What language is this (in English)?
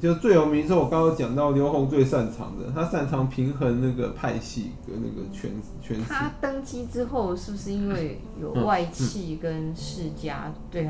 Chinese